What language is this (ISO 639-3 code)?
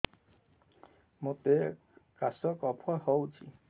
ori